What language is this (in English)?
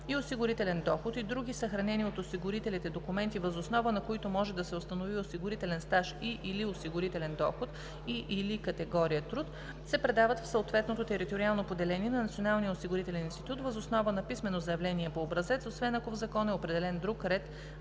Bulgarian